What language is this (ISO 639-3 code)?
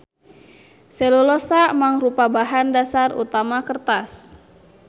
sun